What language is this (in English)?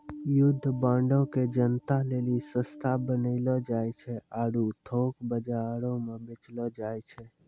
Maithili